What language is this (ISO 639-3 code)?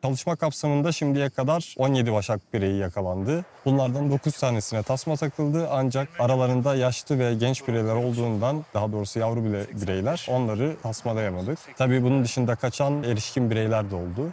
tur